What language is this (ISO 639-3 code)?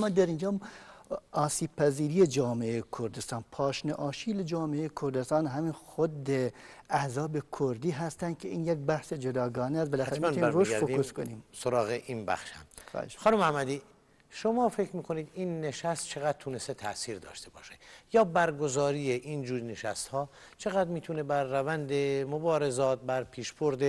fas